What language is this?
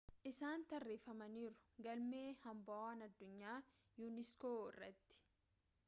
Oromo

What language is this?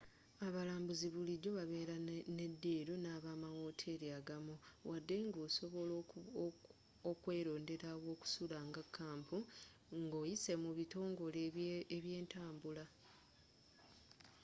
Ganda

